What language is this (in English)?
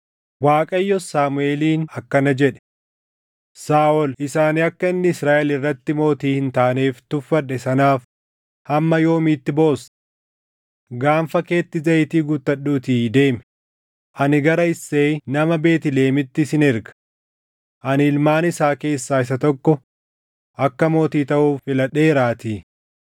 Oromo